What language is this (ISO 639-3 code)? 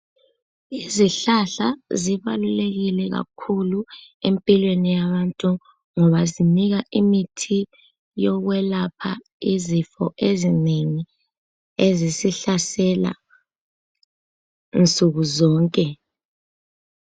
nde